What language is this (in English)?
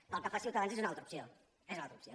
Catalan